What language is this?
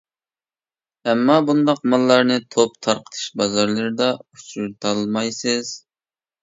Uyghur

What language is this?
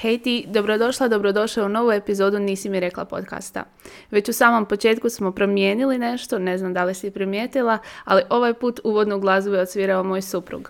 Croatian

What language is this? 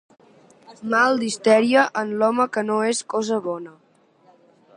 Catalan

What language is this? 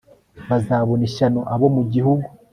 Kinyarwanda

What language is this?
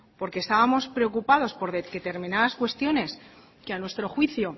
Spanish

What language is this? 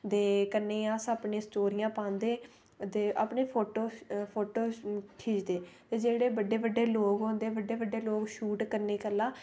Dogri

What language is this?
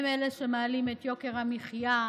Hebrew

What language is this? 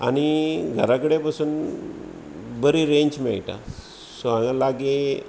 Konkani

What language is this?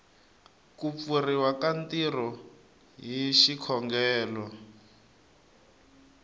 Tsonga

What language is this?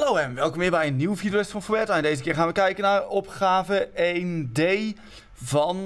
Dutch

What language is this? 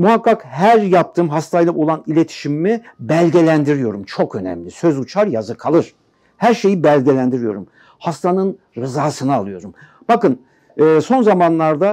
Turkish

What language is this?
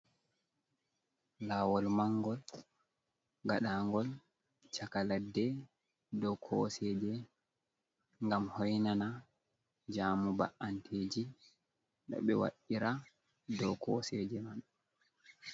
Fula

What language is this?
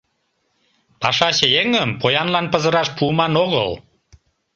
Mari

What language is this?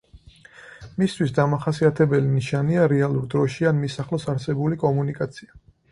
Georgian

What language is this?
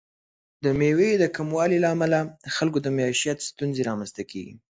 Pashto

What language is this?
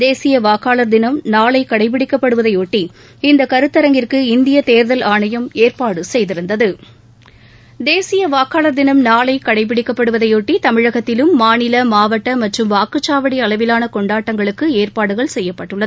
Tamil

